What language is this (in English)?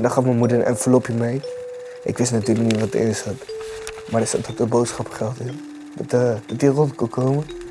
Dutch